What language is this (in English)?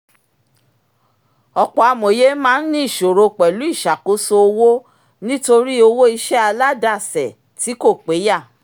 Yoruba